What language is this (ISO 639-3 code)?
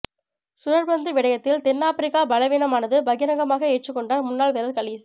tam